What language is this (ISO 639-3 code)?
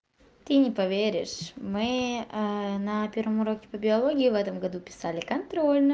rus